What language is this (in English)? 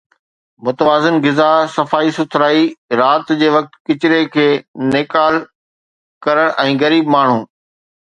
Sindhi